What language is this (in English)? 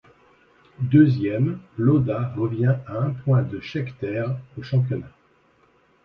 French